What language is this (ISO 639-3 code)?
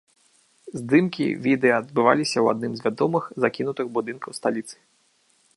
bel